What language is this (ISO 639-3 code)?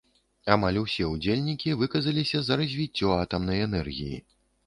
bel